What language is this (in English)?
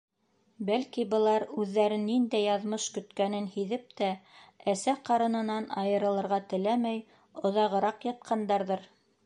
Bashkir